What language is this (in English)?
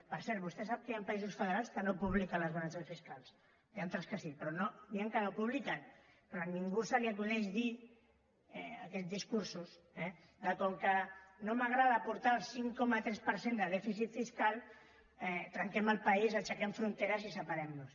Catalan